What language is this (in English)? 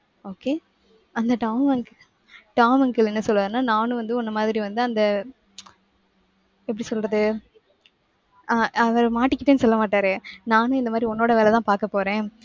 Tamil